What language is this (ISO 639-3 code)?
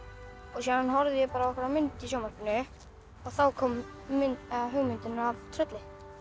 isl